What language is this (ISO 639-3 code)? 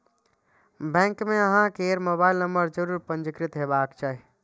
mai